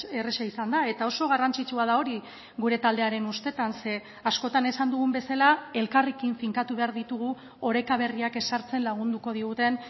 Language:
Basque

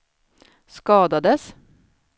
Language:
Swedish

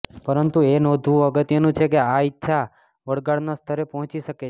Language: Gujarati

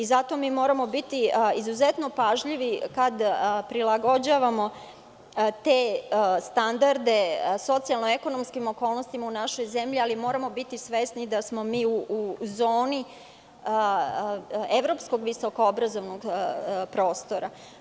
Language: Serbian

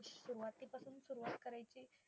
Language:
Marathi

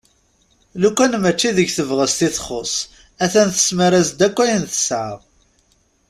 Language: Kabyle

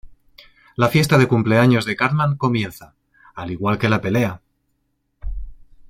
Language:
Spanish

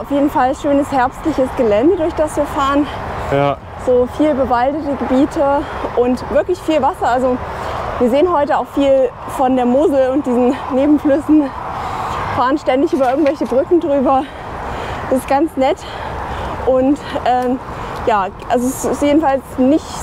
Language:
German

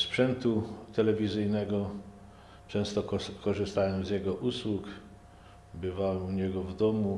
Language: Polish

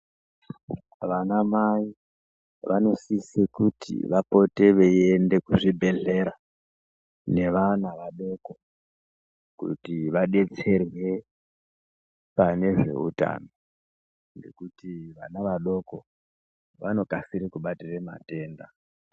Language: Ndau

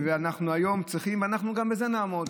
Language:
Hebrew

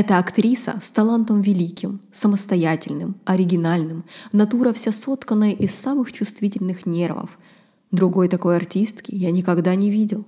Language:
Ukrainian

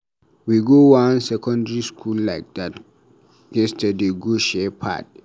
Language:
Nigerian Pidgin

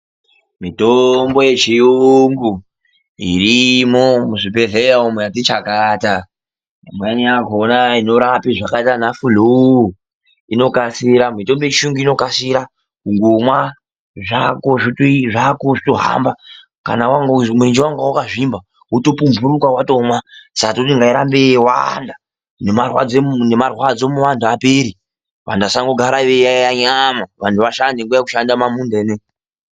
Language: Ndau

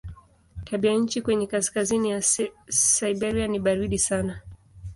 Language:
Swahili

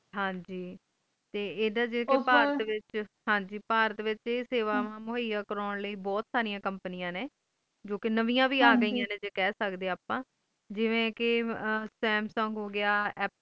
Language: Punjabi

